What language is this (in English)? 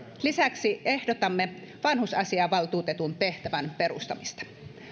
Finnish